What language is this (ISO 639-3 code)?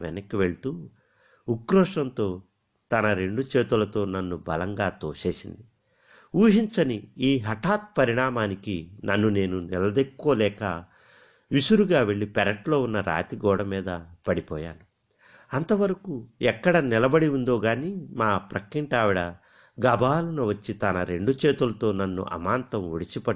tel